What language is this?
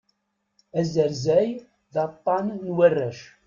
Kabyle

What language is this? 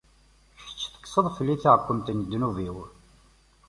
Kabyle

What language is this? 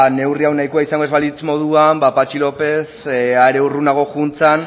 Basque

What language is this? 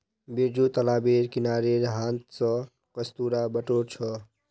Magahi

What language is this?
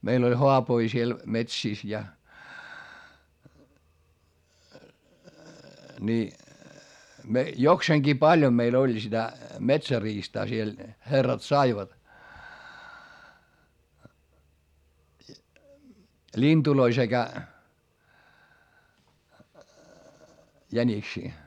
Finnish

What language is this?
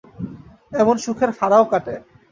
Bangla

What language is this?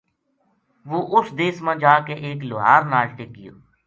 Gujari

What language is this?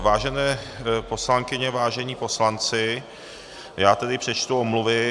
Czech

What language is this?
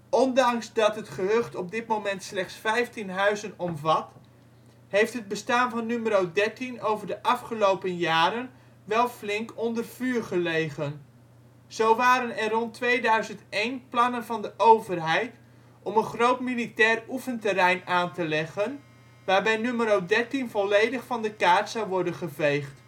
Dutch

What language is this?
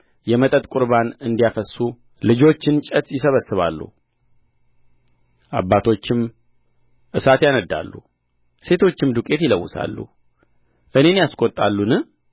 Amharic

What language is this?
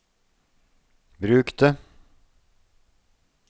Norwegian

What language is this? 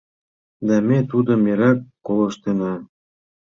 Mari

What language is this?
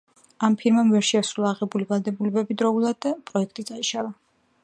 Georgian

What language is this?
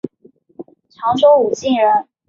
Chinese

